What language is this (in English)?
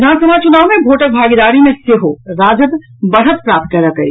Maithili